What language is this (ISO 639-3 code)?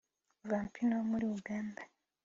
kin